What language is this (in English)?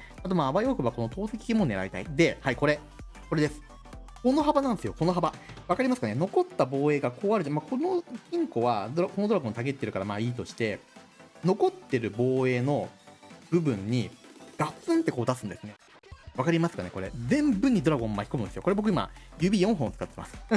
Japanese